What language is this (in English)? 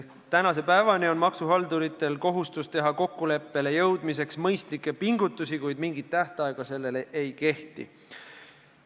Estonian